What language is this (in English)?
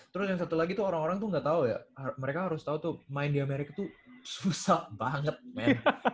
Indonesian